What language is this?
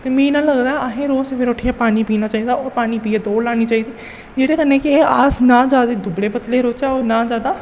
Dogri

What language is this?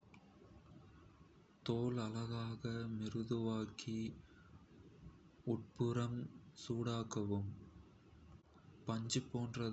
Kota (India)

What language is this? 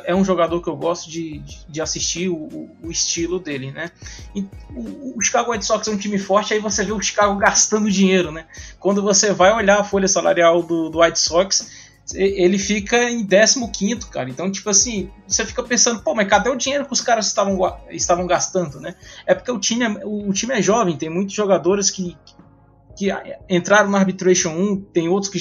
Portuguese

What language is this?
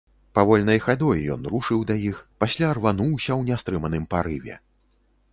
Belarusian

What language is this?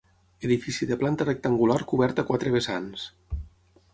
Catalan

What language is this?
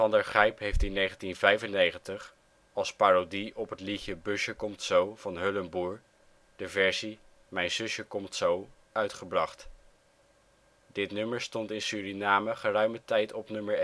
Dutch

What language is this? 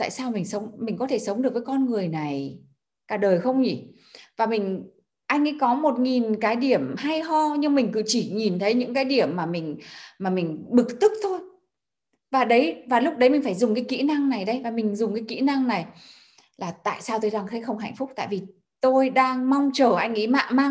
Vietnamese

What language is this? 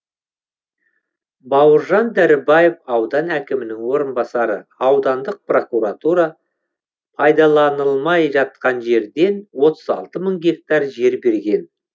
Kazakh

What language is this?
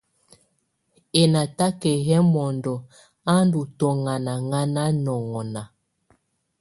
Tunen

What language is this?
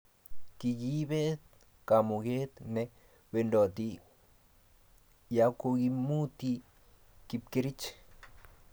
Kalenjin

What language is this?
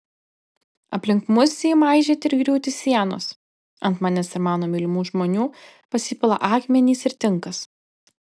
Lithuanian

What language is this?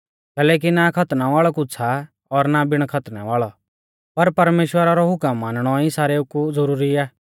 Mahasu Pahari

